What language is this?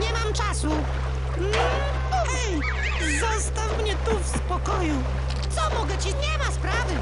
Polish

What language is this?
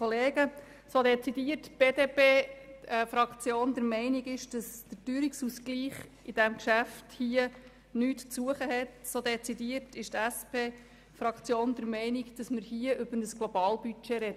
Swiss German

